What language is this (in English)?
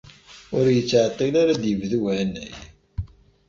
Kabyle